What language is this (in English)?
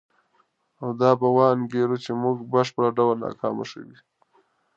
Pashto